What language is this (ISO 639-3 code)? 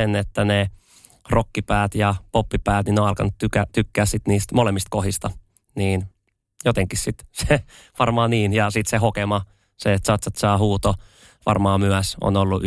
fin